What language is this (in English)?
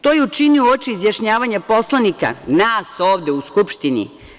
Serbian